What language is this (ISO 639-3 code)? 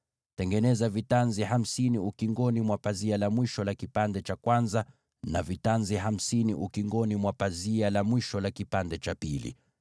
swa